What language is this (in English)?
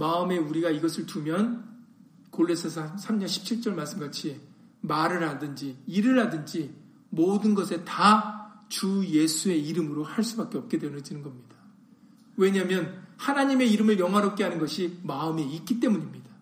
Korean